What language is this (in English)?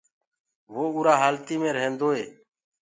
Gurgula